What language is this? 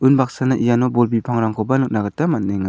Garo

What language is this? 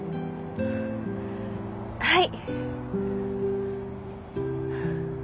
Japanese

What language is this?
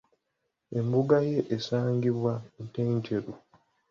Ganda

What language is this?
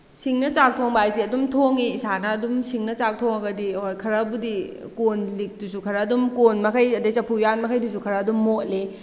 Manipuri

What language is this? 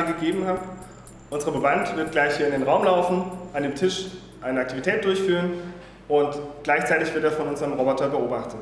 German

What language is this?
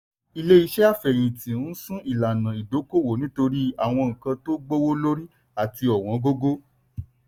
Yoruba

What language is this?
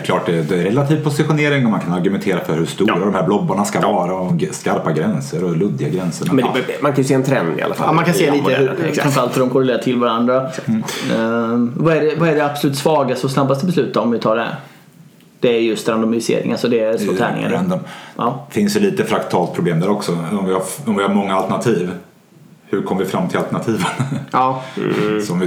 Swedish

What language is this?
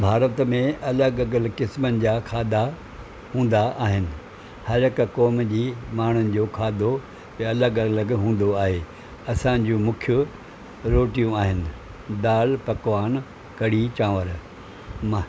Sindhi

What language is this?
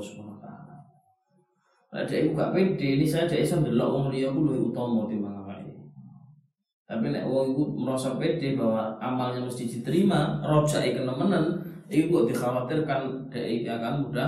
Malay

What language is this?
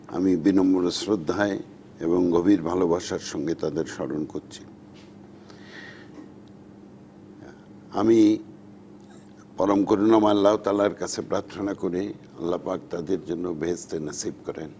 Bangla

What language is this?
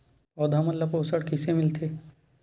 Chhattisgarhi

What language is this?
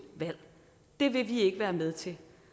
Danish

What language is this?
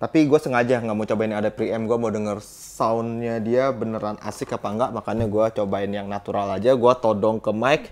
Indonesian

